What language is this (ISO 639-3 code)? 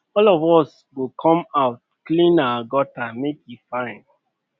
pcm